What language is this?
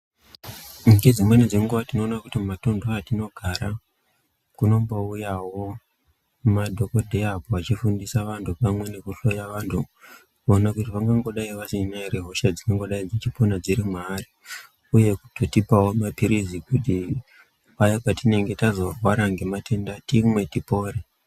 Ndau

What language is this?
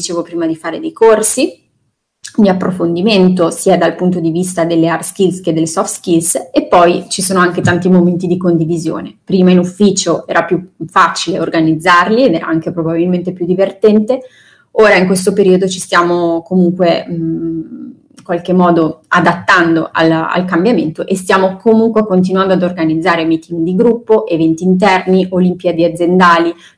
Italian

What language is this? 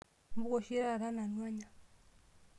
Masai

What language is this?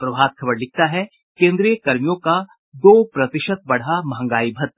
Hindi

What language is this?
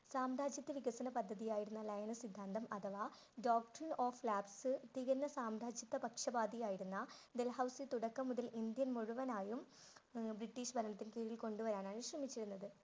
Malayalam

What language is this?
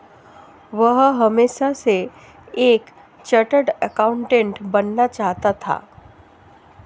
Hindi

